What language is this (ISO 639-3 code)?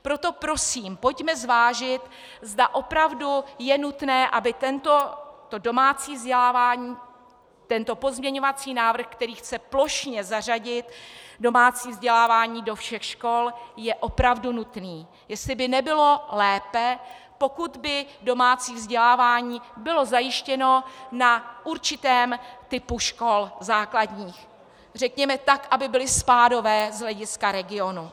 ces